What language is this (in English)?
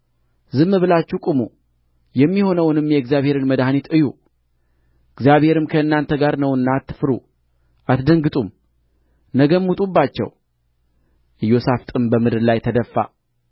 Amharic